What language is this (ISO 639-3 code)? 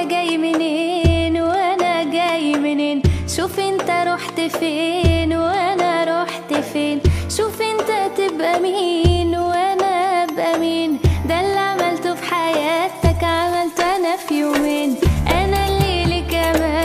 ara